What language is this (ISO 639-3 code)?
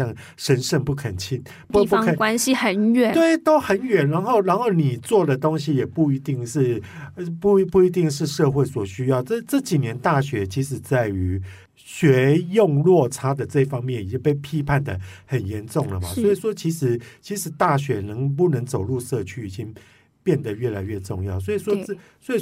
zho